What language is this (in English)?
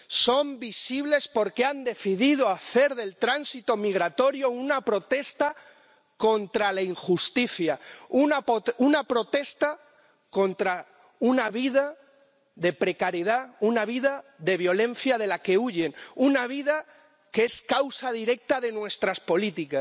Spanish